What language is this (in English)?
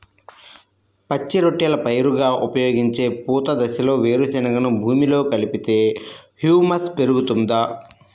Telugu